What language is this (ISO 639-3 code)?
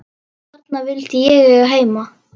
isl